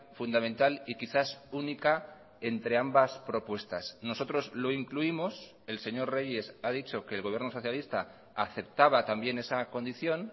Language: Spanish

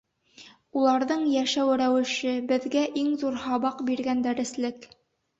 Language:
Bashkir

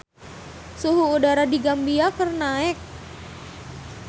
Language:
Sundanese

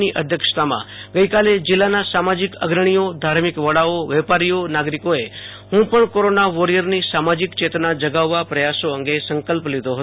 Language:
Gujarati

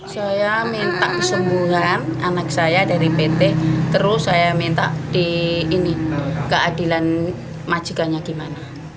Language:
Indonesian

